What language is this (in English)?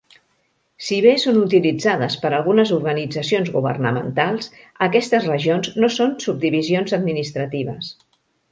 Catalan